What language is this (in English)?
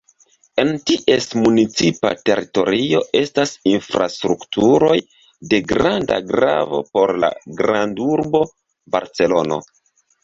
Esperanto